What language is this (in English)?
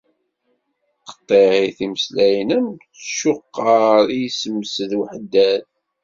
Kabyle